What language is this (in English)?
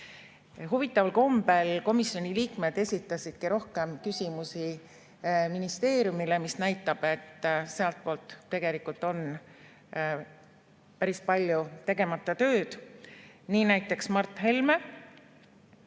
Estonian